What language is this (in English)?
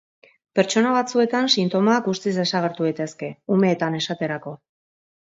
Basque